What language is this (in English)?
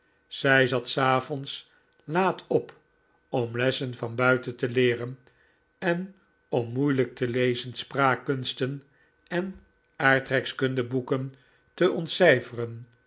Dutch